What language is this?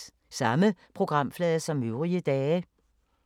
Danish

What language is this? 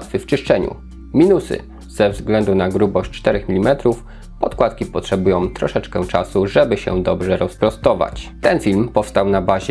Polish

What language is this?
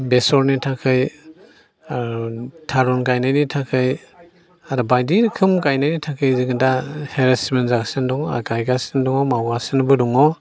Bodo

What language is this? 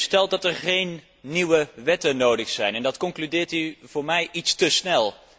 Dutch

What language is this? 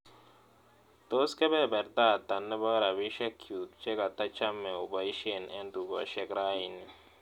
Kalenjin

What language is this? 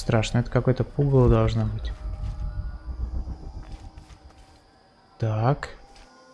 Russian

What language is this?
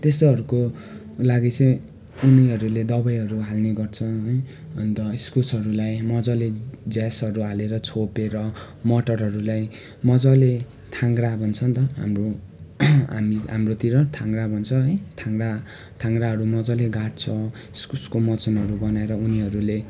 Nepali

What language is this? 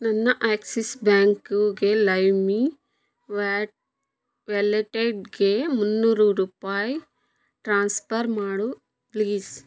Kannada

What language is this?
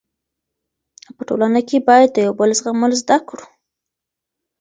Pashto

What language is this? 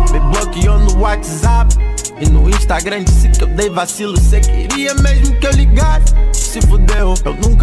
Portuguese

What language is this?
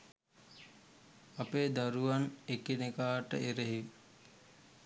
Sinhala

